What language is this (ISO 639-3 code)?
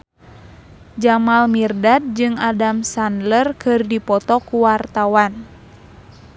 sun